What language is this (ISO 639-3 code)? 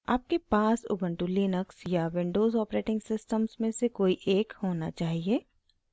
hin